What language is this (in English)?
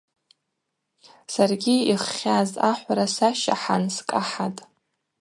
Abaza